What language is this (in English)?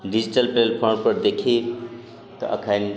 Maithili